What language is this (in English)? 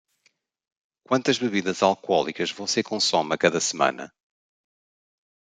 Portuguese